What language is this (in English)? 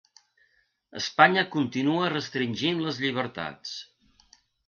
Catalan